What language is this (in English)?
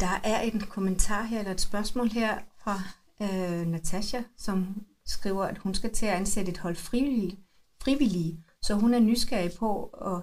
Danish